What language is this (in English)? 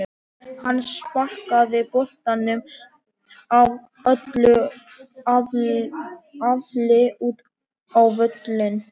Icelandic